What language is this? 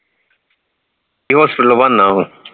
Punjabi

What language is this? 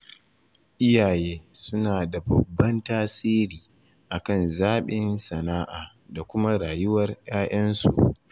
Hausa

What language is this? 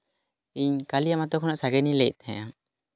Santali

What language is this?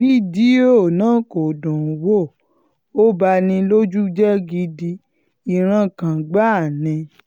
Yoruba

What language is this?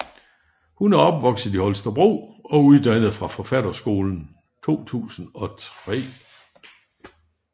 Danish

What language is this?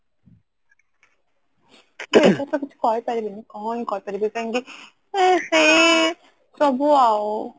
Odia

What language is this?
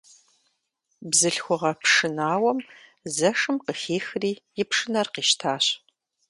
Kabardian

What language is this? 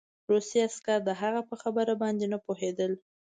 Pashto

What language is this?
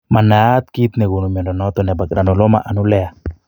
Kalenjin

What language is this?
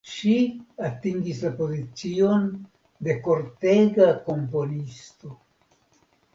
Esperanto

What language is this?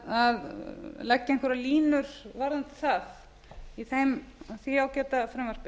Icelandic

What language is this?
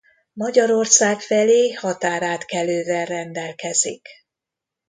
Hungarian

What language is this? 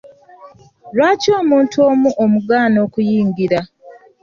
Ganda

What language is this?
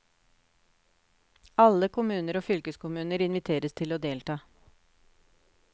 Norwegian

